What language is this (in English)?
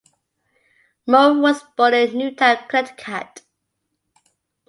English